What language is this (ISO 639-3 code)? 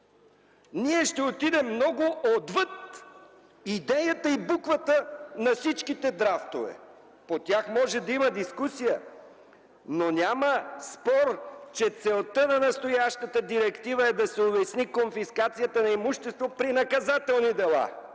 bul